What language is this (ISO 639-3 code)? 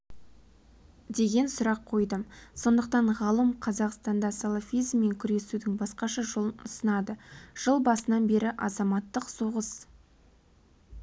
kaz